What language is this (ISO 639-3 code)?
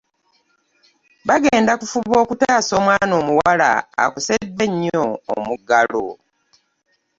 lug